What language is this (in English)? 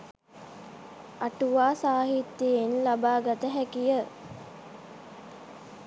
Sinhala